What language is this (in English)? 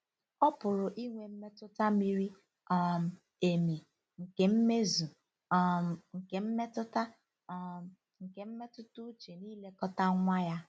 Igbo